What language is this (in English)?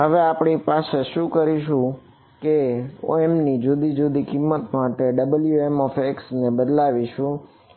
Gujarati